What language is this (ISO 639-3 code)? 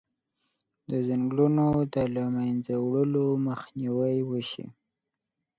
pus